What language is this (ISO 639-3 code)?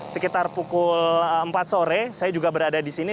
ind